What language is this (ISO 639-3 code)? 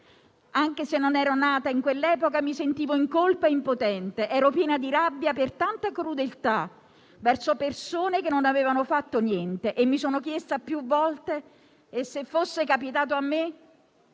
ita